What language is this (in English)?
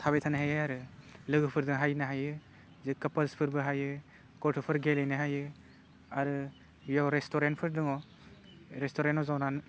Bodo